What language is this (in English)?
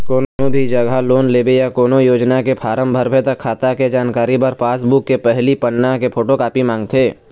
Chhattisgarhi